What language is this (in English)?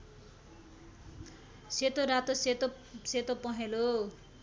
Nepali